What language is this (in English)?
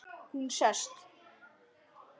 Icelandic